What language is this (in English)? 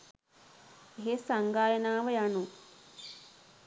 Sinhala